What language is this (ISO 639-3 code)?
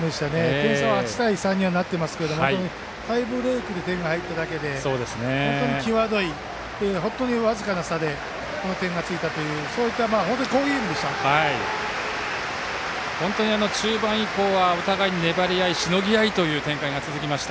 jpn